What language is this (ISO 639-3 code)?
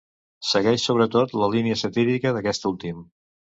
cat